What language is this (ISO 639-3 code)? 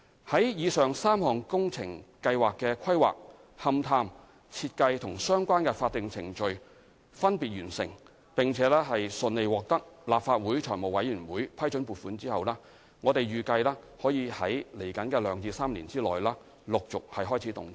yue